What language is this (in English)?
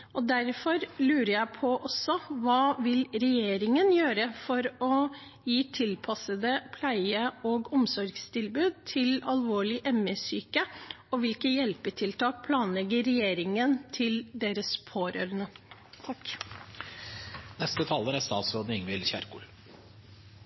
Norwegian Bokmål